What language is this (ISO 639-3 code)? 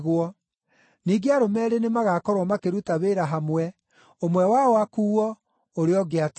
kik